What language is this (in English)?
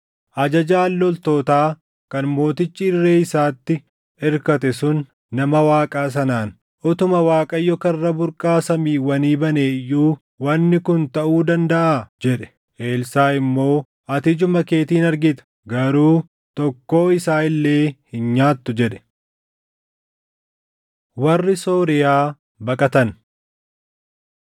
Oromo